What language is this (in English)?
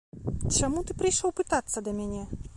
Belarusian